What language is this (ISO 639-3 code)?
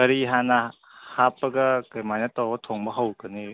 mni